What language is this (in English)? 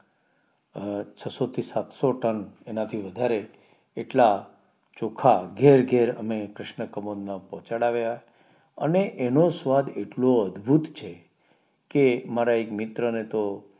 Gujarati